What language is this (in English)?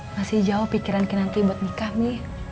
Indonesian